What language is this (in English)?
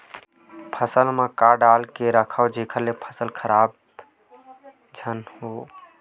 Chhattisgarhi